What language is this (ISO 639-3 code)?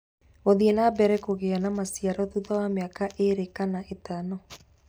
kik